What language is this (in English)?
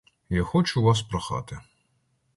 Ukrainian